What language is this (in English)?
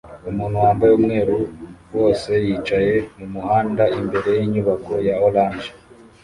Kinyarwanda